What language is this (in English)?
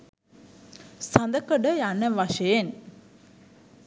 Sinhala